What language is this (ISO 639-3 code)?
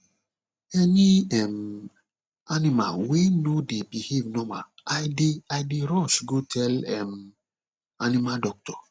pcm